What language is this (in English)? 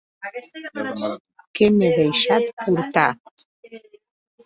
Occitan